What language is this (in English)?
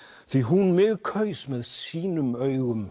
Icelandic